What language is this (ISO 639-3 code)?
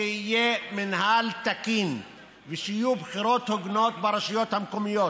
heb